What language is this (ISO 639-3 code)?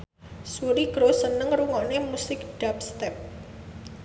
jav